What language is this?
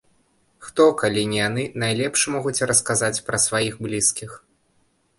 Belarusian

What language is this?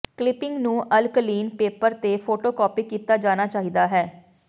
Punjabi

